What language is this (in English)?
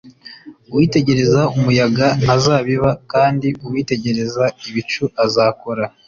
Kinyarwanda